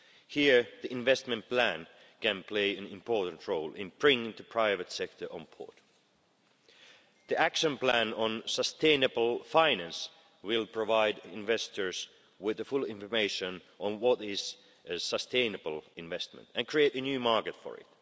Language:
English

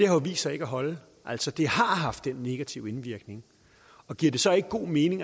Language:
Danish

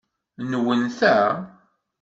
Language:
Kabyle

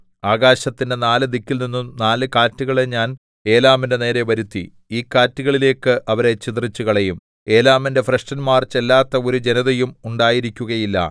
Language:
Malayalam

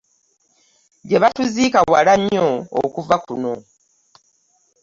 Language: Ganda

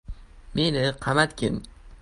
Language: Uzbek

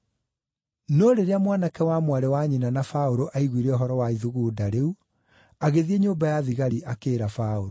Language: Kikuyu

